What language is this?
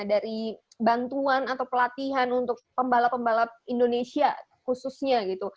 Indonesian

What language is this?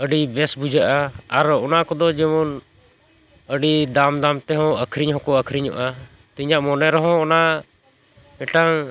Santali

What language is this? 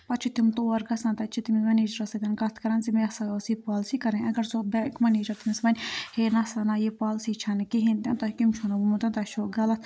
Kashmiri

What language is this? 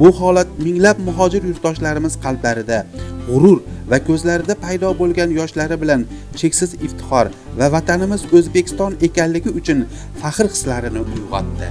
Turkish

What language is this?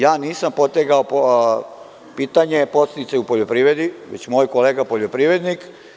Serbian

